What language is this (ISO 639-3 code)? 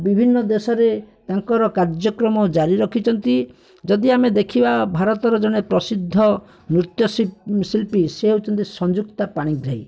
ori